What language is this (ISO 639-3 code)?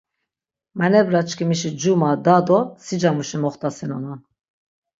lzz